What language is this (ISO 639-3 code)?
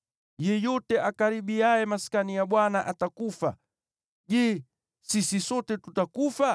swa